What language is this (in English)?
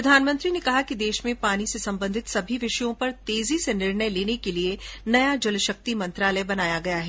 Hindi